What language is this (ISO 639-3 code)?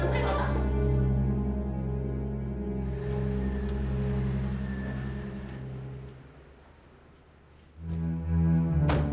ind